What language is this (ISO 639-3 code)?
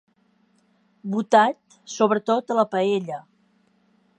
cat